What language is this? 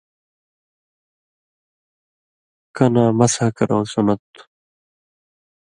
Indus Kohistani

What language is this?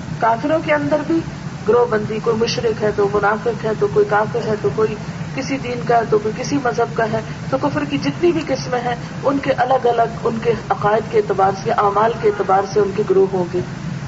Urdu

